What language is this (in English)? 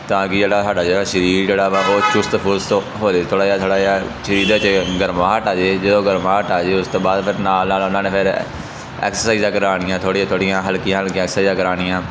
Punjabi